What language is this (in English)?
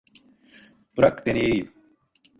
Turkish